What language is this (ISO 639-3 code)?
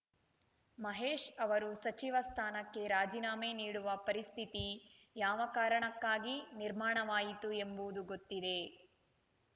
kan